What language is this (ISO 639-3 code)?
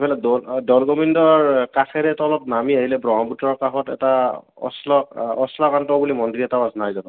asm